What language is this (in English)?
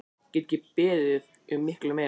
Icelandic